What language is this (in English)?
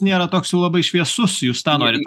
Lithuanian